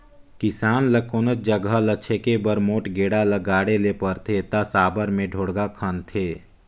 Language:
Chhattisgarhi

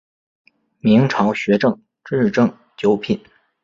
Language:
Chinese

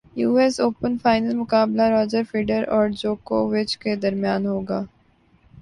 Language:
Urdu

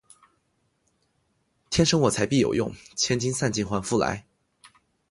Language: Chinese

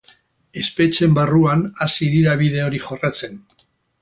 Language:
Basque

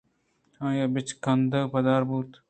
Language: Eastern Balochi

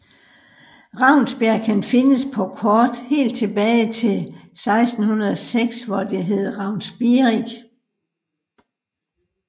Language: Danish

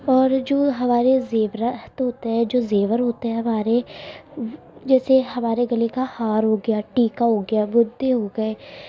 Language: Urdu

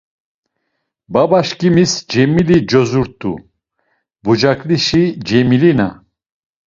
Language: Laz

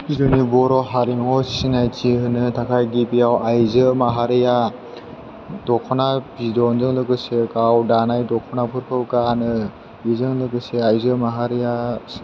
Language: Bodo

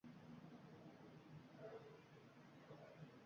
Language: Uzbek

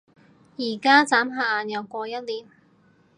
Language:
Cantonese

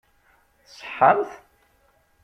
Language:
Kabyle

